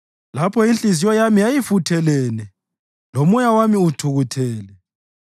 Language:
North Ndebele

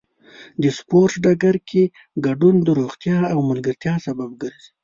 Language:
Pashto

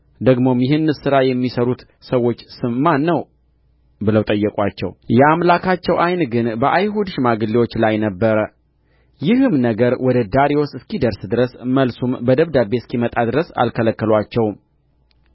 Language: Amharic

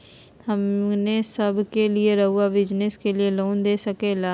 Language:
Magahi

